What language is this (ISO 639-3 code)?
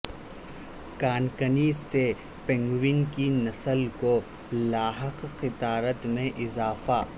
urd